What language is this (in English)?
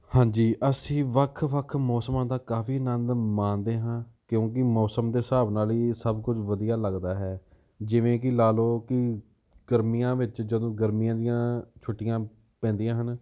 Punjabi